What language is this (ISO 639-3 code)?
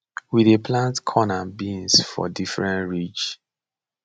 pcm